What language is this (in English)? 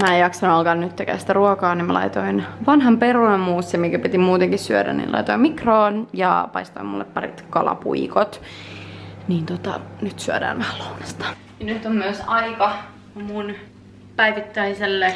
Finnish